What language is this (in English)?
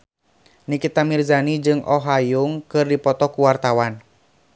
Sundanese